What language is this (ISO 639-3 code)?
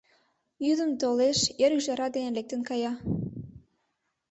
chm